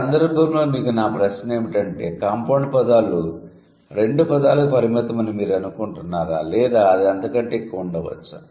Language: Telugu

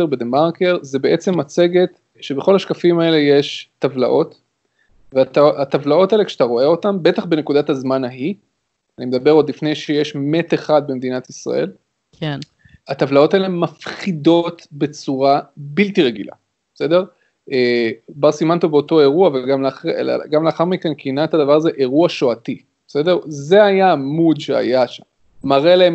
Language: Hebrew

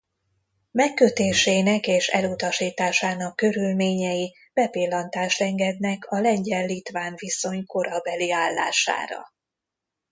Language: Hungarian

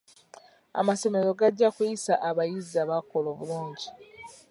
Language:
Ganda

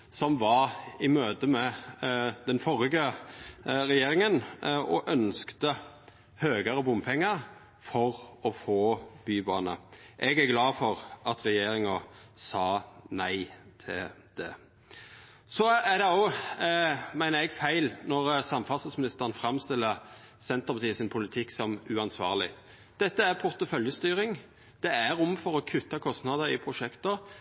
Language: Norwegian Nynorsk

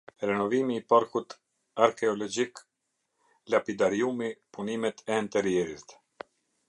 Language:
Albanian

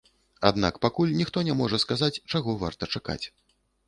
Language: Belarusian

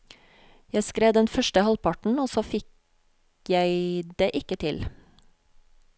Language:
Norwegian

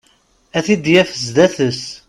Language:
Kabyle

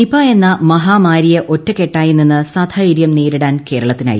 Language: Malayalam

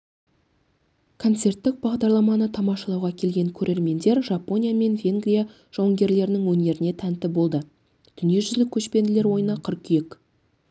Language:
Kazakh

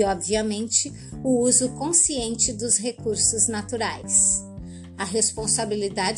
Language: Portuguese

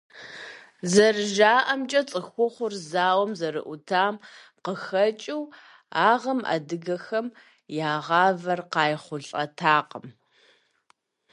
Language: Kabardian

